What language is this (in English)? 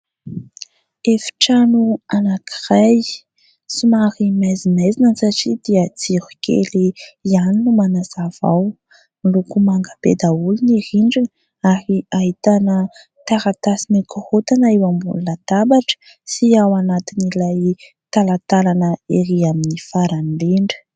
Malagasy